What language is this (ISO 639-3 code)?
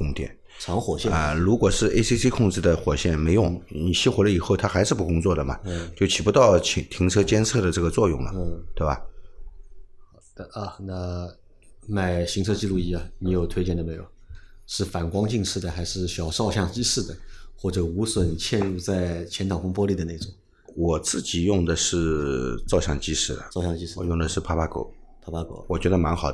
zho